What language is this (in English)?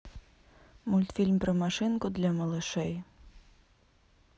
Russian